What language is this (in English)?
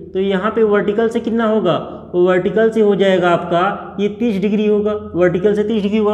Hindi